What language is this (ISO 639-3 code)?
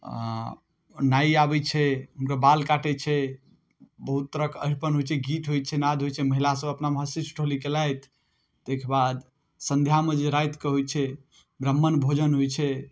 mai